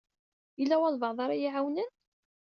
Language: Kabyle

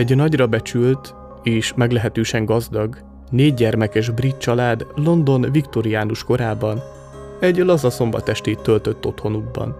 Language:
Hungarian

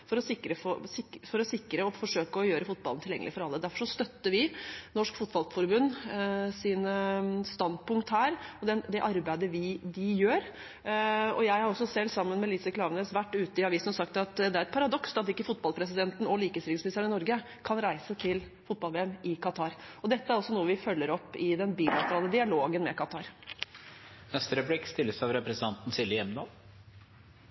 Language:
Norwegian Bokmål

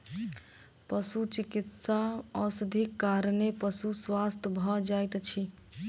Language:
Maithili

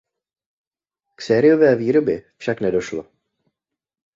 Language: Czech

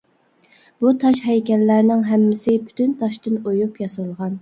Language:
Uyghur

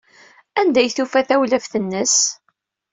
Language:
Kabyle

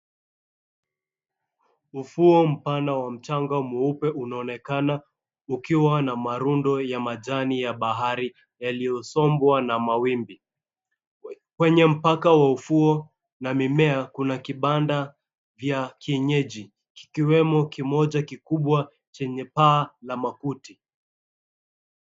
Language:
Swahili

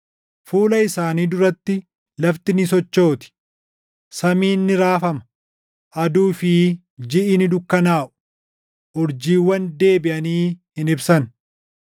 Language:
Oromo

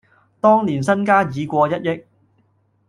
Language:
Cantonese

